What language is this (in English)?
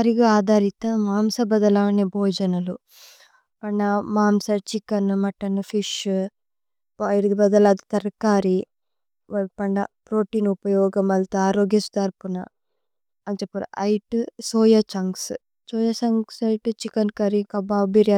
Tulu